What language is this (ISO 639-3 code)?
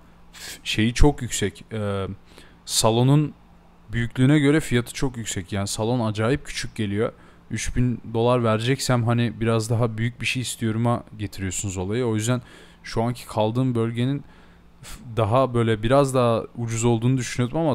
tur